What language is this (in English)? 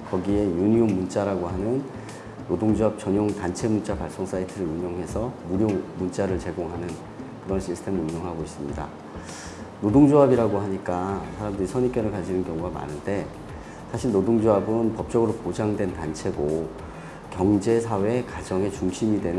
Korean